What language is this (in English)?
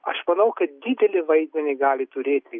Lithuanian